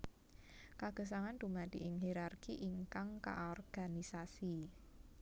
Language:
Javanese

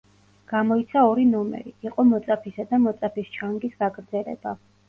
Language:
Georgian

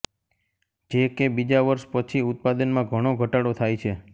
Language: Gujarati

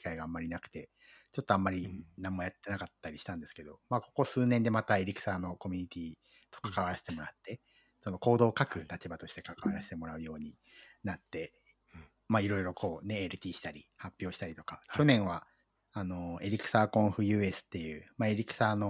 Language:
Japanese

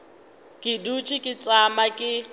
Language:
Northern Sotho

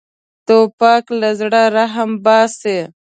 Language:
Pashto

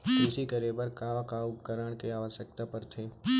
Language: Chhattisgarhi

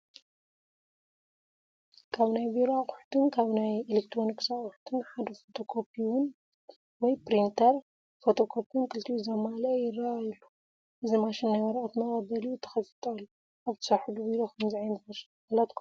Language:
Tigrinya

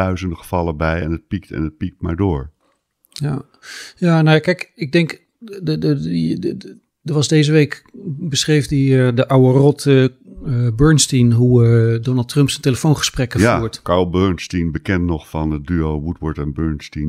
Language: Dutch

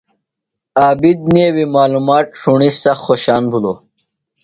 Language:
Phalura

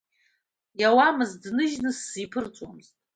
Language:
Abkhazian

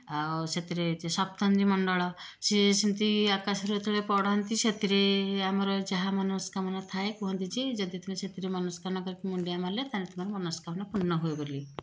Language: Odia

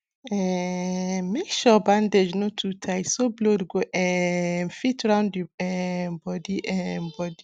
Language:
Nigerian Pidgin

